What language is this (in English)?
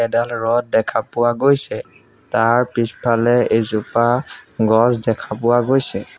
Assamese